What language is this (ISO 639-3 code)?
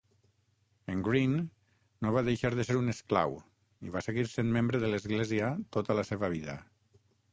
cat